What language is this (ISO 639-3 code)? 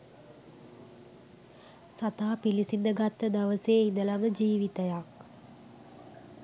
sin